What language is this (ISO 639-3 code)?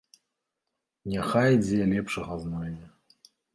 bel